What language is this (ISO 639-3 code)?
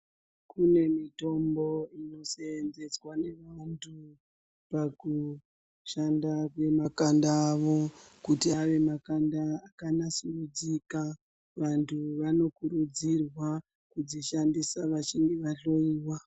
ndc